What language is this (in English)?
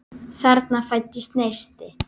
Icelandic